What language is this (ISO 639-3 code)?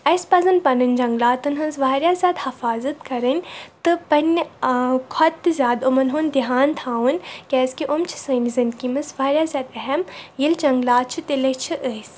kas